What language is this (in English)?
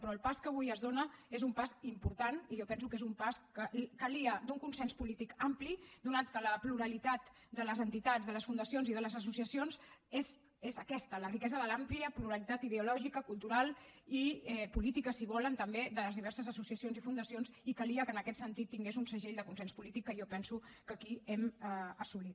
Catalan